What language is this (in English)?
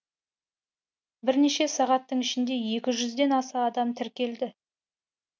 Kazakh